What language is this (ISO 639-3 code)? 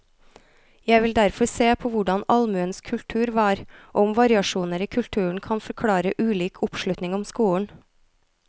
nor